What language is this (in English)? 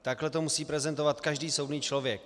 Czech